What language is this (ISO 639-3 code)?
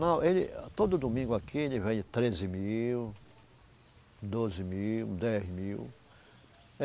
por